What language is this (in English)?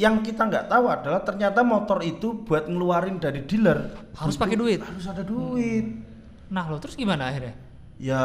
Indonesian